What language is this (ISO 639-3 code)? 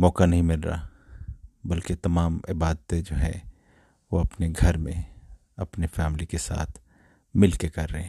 urd